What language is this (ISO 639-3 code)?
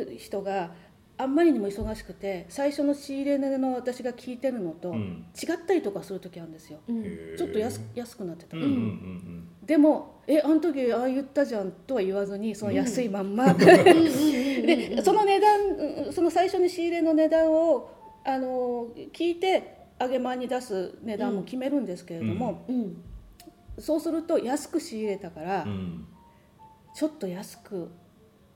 jpn